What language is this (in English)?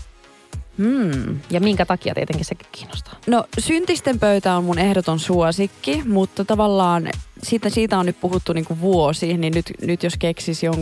Finnish